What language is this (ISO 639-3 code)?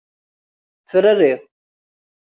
kab